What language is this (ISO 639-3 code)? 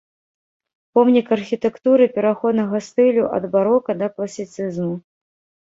bel